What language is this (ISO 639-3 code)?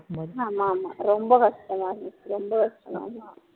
tam